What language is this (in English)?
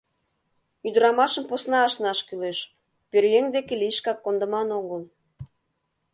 Mari